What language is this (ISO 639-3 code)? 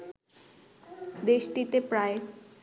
ben